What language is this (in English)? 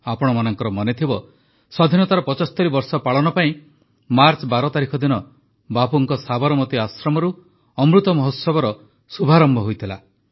Odia